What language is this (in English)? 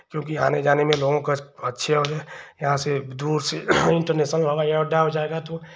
Hindi